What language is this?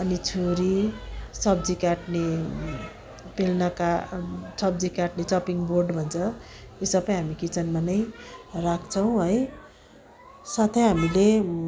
Nepali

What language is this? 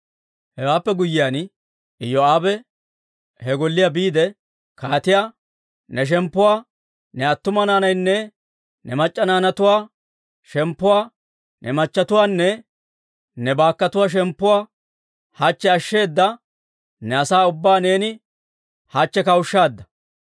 Dawro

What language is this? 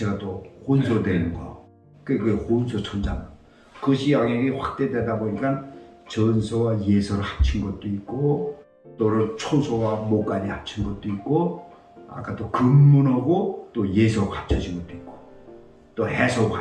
Korean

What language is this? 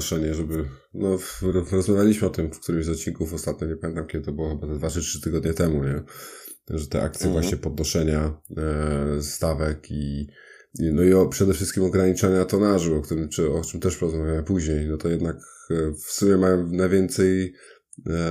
Polish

